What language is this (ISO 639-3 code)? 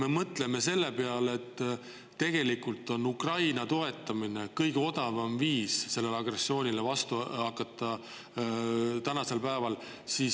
est